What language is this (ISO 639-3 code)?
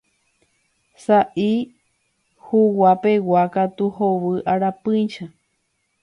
grn